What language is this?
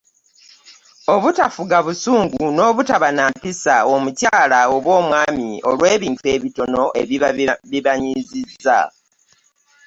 Ganda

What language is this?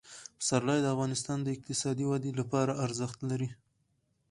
Pashto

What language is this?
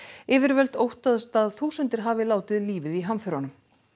Icelandic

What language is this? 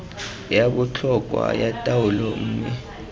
Tswana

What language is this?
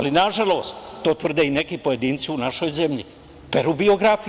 Serbian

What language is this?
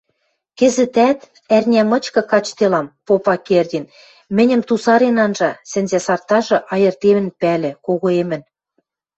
Western Mari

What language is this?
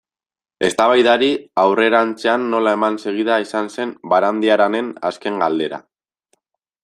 Basque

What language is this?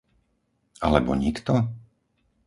Slovak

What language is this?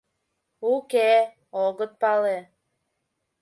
Mari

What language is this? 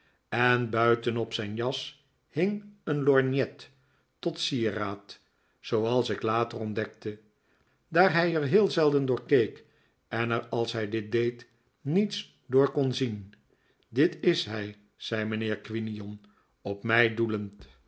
Dutch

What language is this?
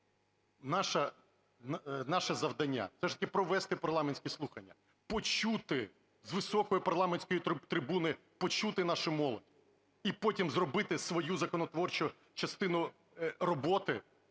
Ukrainian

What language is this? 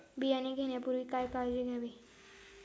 Marathi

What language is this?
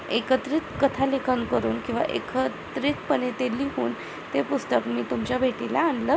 Marathi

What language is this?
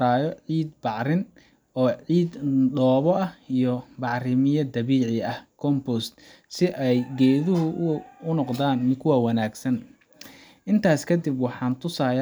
Somali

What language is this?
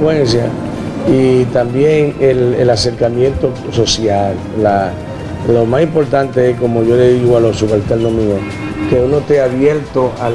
Spanish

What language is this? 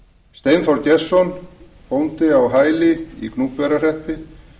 Icelandic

